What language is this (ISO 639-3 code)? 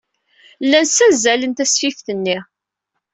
kab